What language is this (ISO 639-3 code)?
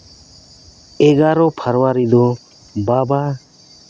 sat